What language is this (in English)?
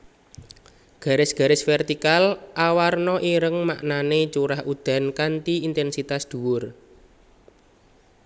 Javanese